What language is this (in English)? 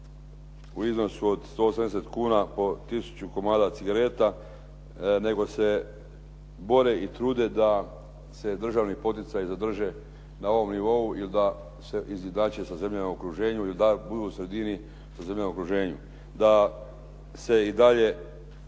Croatian